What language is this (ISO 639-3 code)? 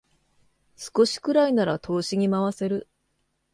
jpn